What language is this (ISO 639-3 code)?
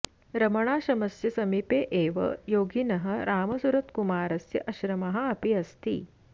san